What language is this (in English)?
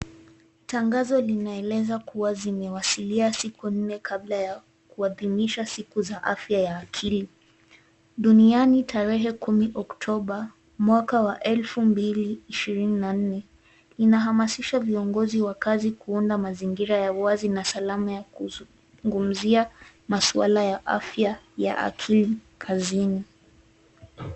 Swahili